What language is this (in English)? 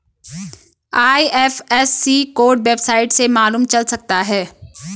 Hindi